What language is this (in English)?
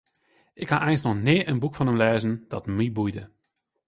Western Frisian